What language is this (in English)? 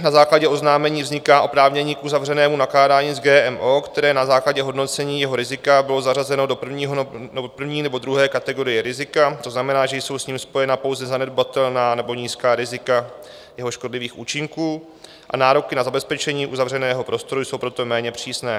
Czech